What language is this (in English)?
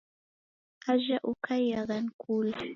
Taita